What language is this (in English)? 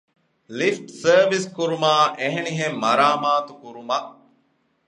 Divehi